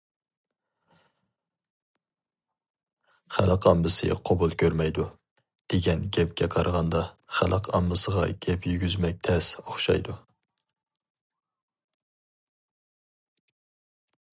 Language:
Uyghur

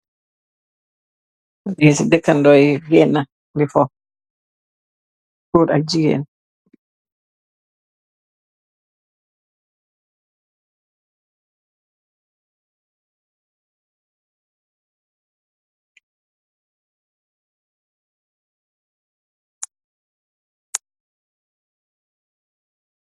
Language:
Wolof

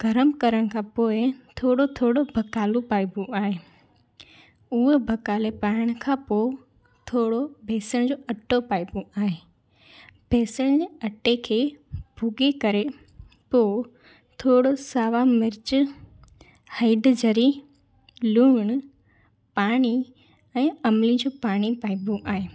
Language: Sindhi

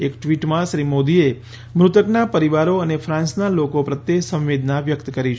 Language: Gujarati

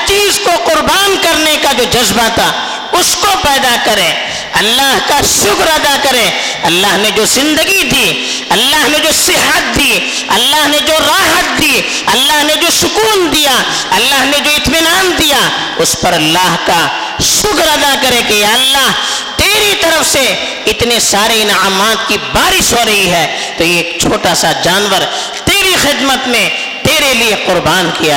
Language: Urdu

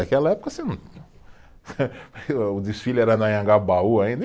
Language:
Portuguese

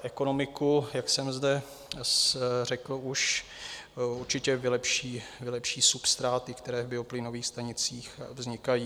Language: Czech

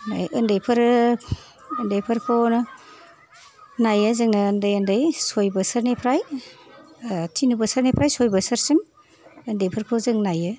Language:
Bodo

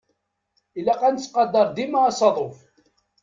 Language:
Kabyle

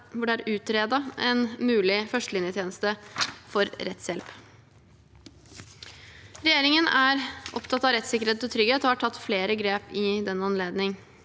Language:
Norwegian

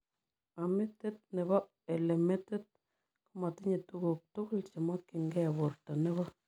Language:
Kalenjin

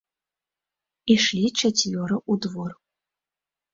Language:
Belarusian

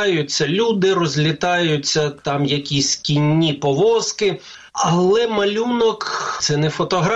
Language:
Ukrainian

